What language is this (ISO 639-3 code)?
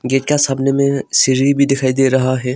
hin